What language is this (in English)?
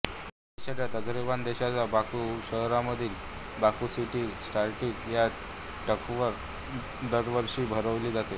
Marathi